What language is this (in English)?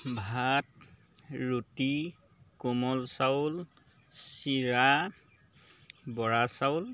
Assamese